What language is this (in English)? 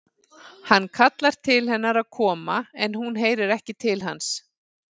Icelandic